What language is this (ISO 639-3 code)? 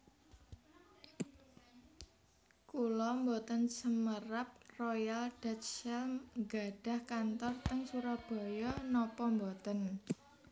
jav